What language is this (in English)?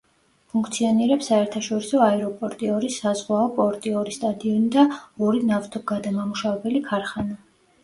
Georgian